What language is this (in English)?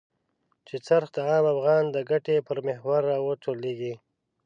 Pashto